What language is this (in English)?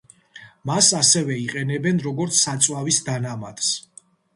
Georgian